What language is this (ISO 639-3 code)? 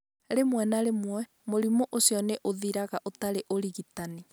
kik